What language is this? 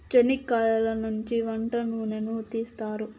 Telugu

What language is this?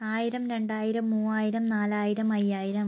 Malayalam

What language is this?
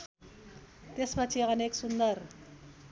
Nepali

